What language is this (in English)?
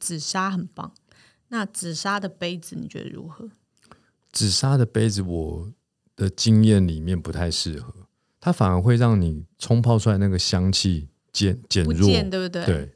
Chinese